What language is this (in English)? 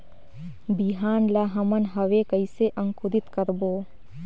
Chhattisgarhi